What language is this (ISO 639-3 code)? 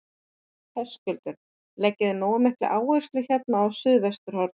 isl